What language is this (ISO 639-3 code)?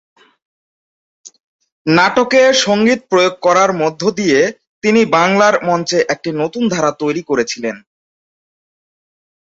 ben